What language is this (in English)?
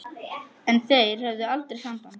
Icelandic